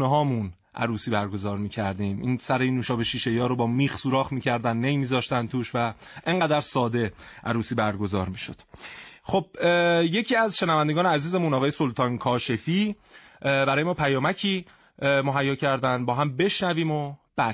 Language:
Persian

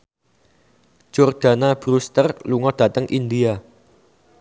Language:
Javanese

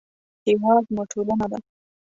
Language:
Pashto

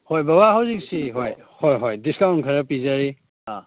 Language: Manipuri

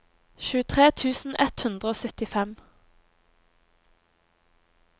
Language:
Norwegian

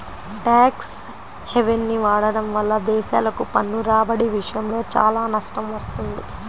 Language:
Telugu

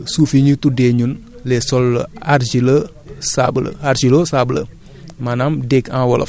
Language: Wolof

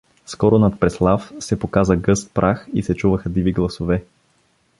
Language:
Bulgarian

